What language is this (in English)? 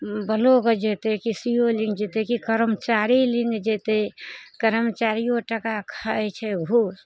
Maithili